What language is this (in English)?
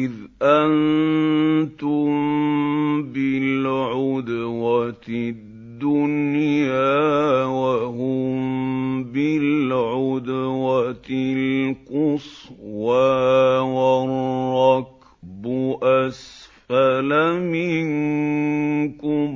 Arabic